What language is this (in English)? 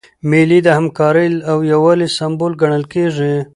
Pashto